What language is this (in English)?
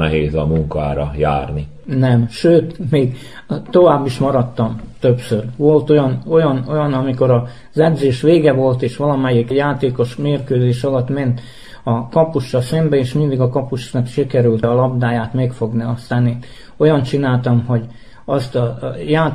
Hungarian